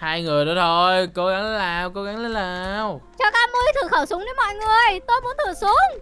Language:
Vietnamese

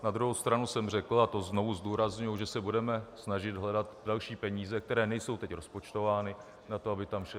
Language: Czech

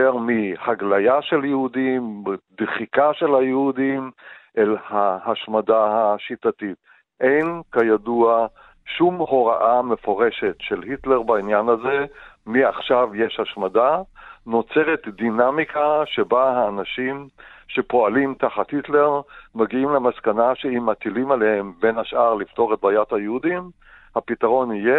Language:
Hebrew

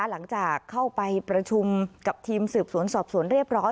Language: Thai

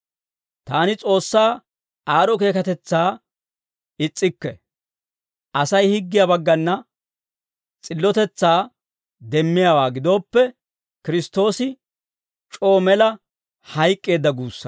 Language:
Dawro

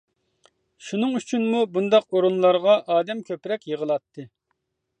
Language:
Uyghur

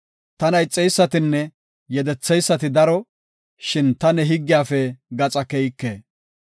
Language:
Gofa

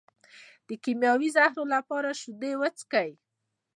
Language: Pashto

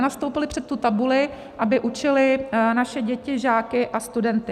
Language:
Czech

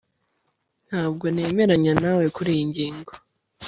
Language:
Kinyarwanda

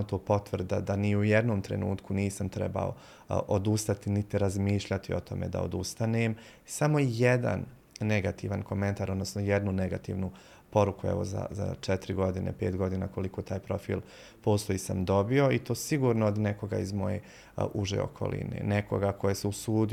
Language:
Croatian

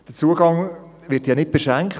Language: Swiss German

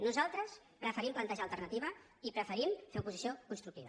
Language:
Catalan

